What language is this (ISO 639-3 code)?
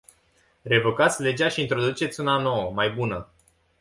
ron